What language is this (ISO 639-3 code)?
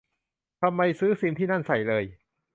tha